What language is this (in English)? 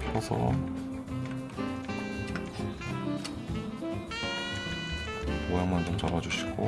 Korean